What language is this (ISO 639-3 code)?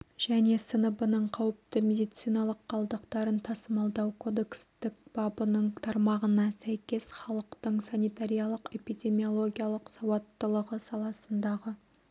kaz